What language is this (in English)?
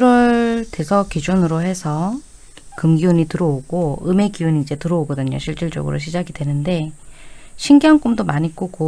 Korean